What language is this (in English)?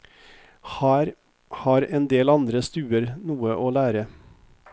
Norwegian